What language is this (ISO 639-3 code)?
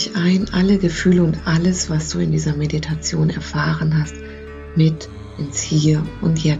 deu